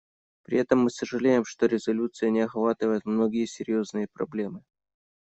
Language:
Russian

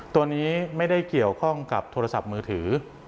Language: Thai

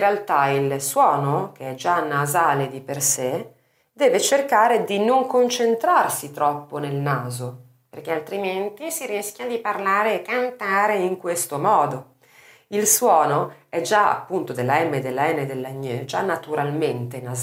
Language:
Italian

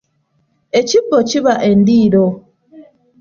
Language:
Ganda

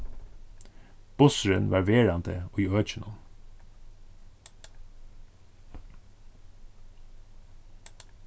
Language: Faroese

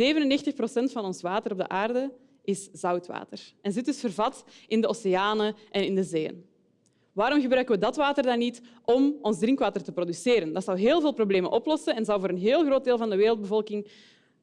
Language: Dutch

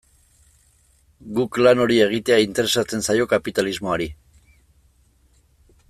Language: Basque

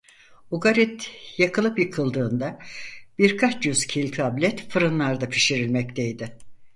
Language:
Turkish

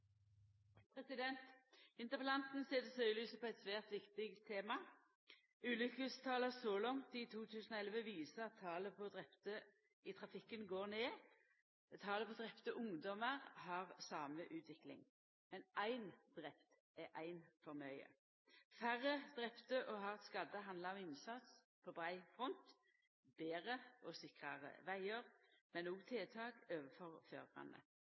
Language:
Norwegian Nynorsk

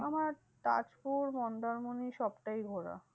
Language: Bangla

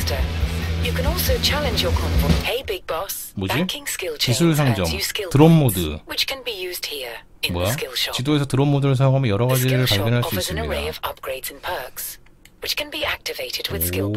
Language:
Korean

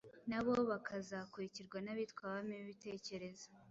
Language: Kinyarwanda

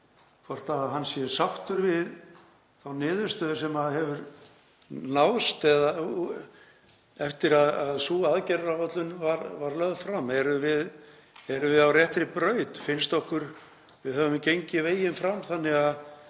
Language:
Icelandic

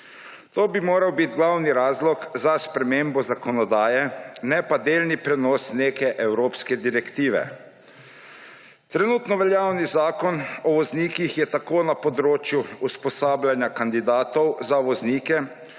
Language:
Slovenian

